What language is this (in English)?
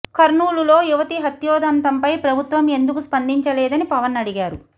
Telugu